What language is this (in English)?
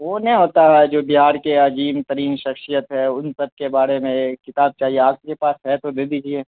Urdu